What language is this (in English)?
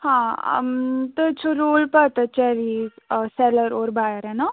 Kashmiri